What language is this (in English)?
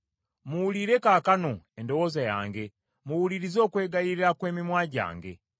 Ganda